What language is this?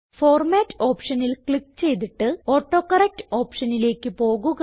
Malayalam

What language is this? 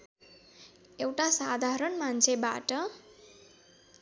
Nepali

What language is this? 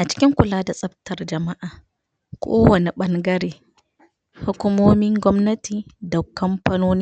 Hausa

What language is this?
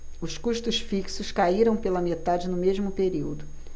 Portuguese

